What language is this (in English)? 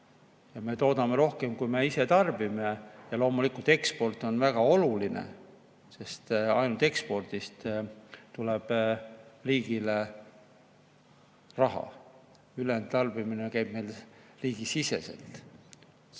Estonian